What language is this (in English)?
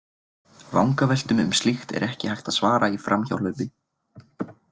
Icelandic